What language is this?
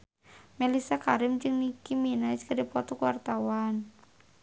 Sundanese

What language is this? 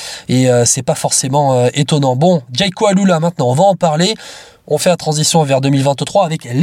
French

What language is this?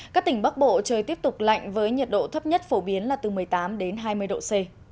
Vietnamese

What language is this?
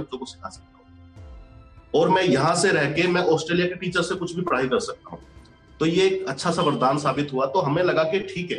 Hindi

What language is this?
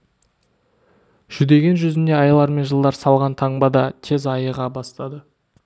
Kazakh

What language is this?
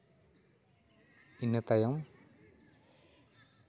Santali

